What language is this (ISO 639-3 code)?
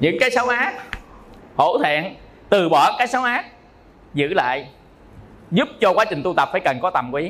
vie